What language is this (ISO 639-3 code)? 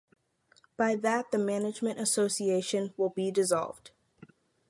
eng